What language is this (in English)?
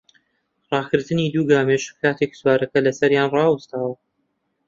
Central Kurdish